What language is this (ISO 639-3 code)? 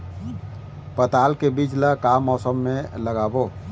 hne